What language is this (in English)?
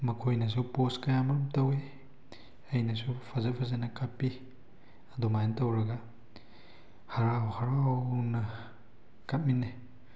Manipuri